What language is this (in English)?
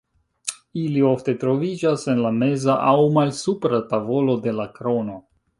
Esperanto